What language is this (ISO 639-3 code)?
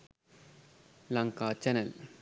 sin